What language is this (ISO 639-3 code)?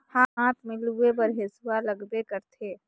hne